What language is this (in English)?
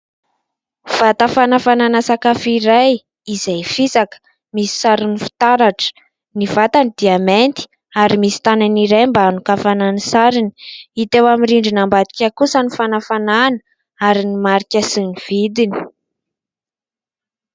Malagasy